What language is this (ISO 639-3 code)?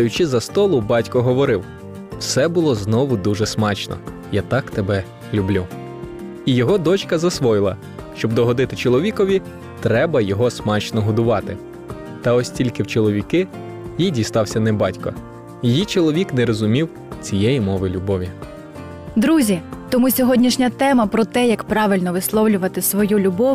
ukr